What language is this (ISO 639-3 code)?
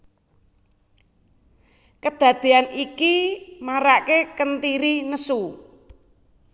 jav